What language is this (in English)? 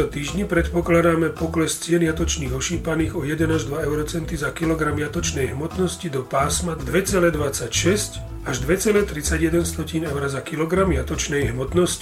Slovak